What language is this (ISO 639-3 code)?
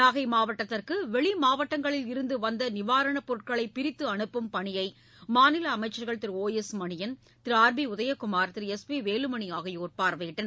tam